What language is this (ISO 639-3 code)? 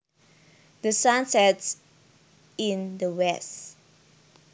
jav